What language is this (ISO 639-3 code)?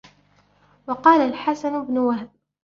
ara